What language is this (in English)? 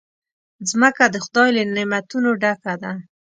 Pashto